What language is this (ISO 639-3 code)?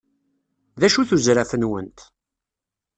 kab